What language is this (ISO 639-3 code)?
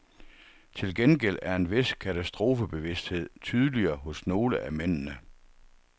dan